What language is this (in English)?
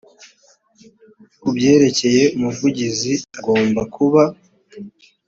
Kinyarwanda